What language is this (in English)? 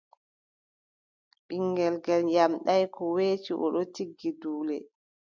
Adamawa Fulfulde